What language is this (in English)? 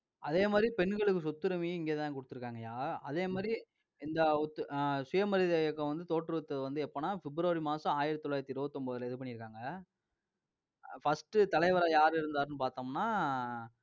Tamil